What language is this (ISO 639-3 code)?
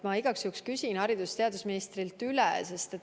est